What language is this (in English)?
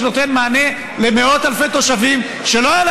Hebrew